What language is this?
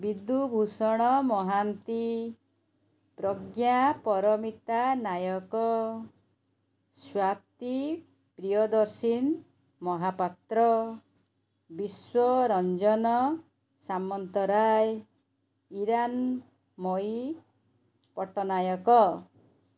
Odia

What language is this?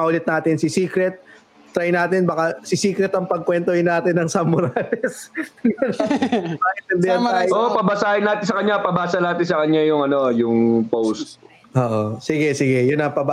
Filipino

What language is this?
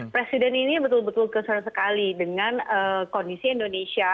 Indonesian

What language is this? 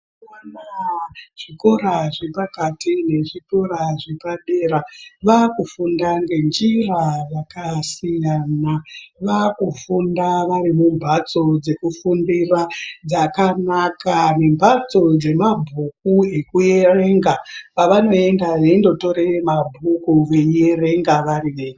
Ndau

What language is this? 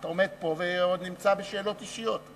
Hebrew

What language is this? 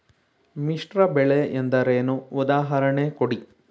Kannada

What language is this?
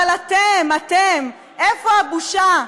Hebrew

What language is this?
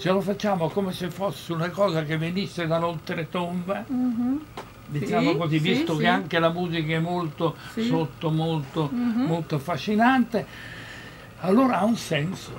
Italian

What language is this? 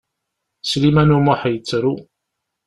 Kabyle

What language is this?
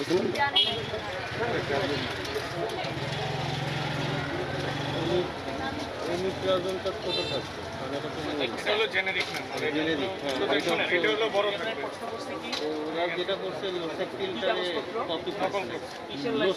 Bangla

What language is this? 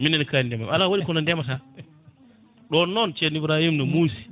Fula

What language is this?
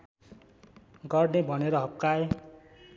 Nepali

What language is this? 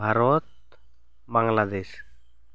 Santali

